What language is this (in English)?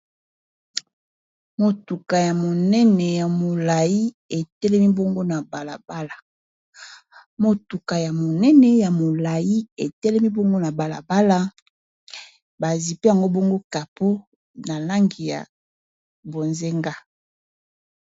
Lingala